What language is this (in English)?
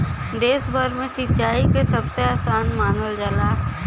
Bhojpuri